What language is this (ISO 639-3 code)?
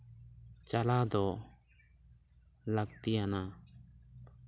sat